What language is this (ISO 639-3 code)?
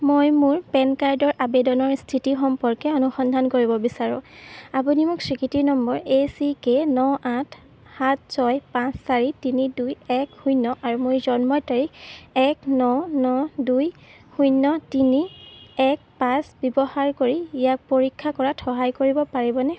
asm